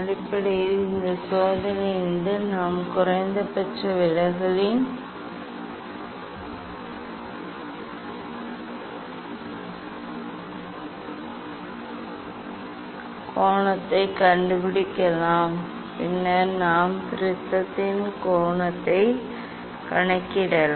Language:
Tamil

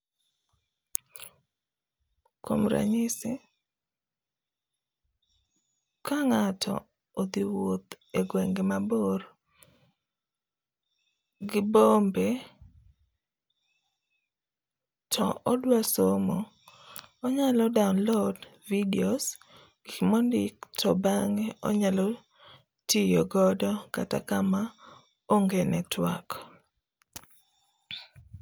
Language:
Luo (Kenya and Tanzania)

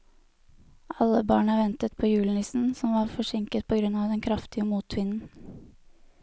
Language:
Norwegian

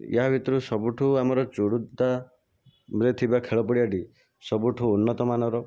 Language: Odia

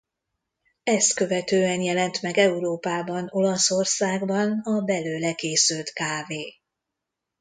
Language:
Hungarian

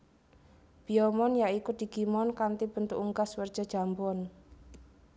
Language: Javanese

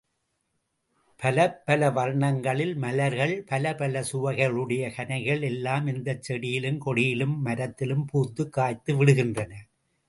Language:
Tamil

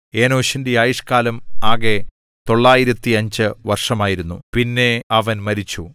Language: Malayalam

